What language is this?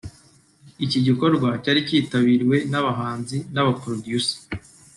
Kinyarwanda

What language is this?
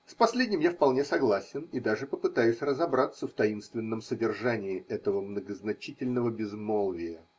Russian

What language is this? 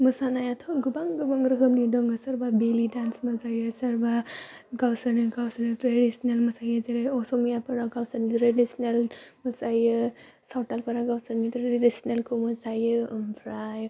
Bodo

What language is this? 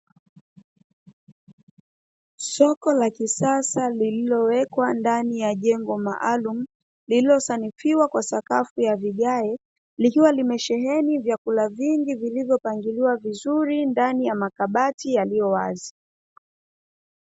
Swahili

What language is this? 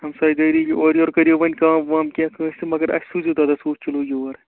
Kashmiri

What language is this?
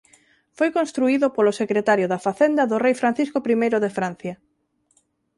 Galician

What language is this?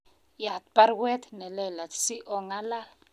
Kalenjin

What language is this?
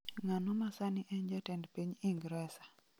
Luo (Kenya and Tanzania)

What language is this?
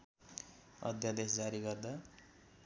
Nepali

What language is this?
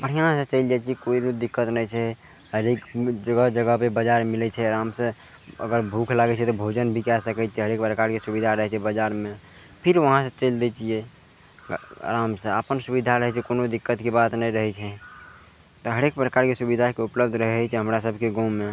Maithili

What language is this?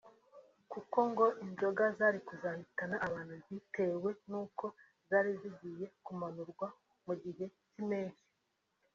Kinyarwanda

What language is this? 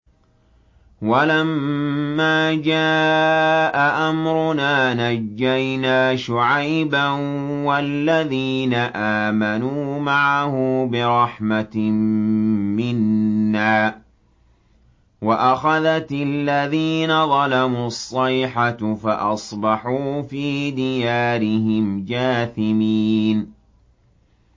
Arabic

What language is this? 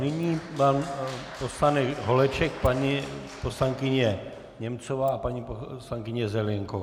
Czech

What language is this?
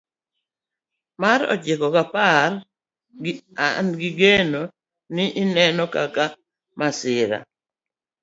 Luo (Kenya and Tanzania)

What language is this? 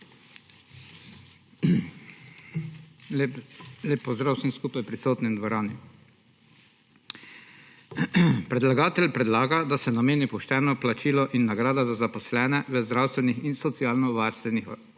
Slovenian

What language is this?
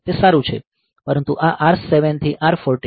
Gujarati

